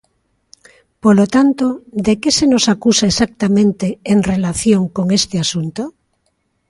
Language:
Galician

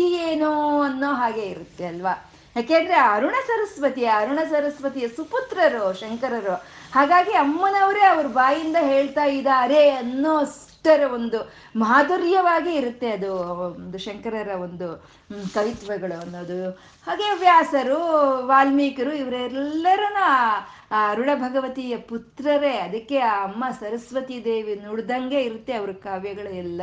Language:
Kannada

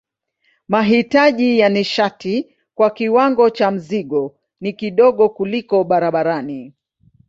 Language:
Swahili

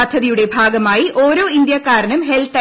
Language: Malayalam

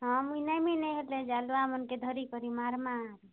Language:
Odia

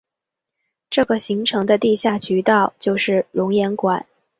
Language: Chinese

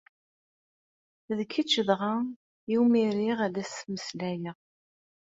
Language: Kabyle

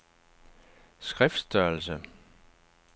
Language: Danish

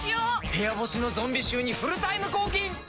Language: Japanese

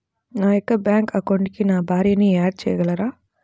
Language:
Telugu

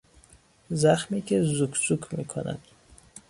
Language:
Persian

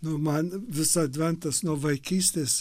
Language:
Lithuanian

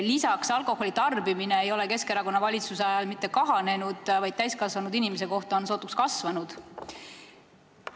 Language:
Estonian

